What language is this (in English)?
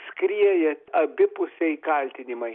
Lithuanian